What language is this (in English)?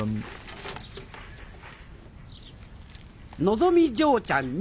Japanese